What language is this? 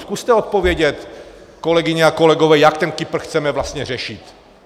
Czech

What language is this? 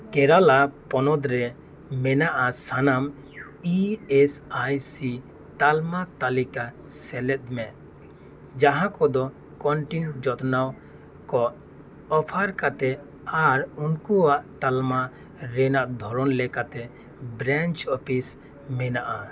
Santali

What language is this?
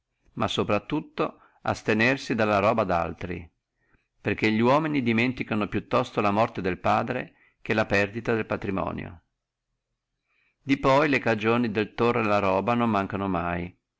Italian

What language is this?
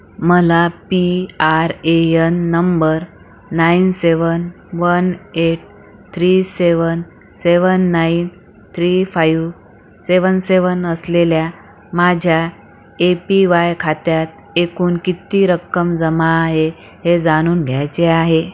Marathi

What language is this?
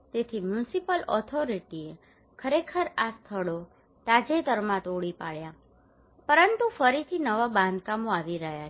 Gujarati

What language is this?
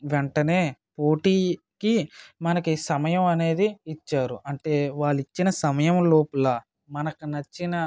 Telugu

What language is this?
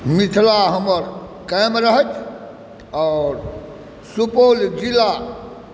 Maithili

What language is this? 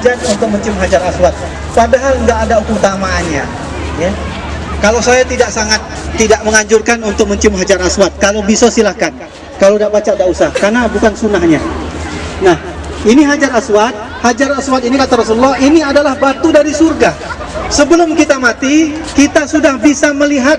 Indonesian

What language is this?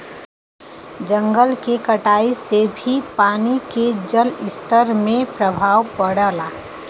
Bhojpuri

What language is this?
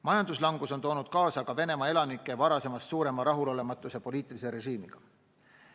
Estonian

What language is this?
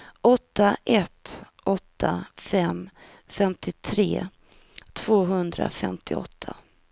Swedish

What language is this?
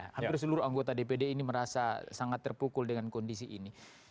Indonesian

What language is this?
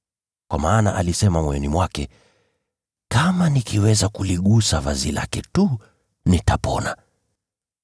Swahili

